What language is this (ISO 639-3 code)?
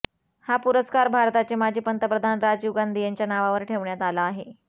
mar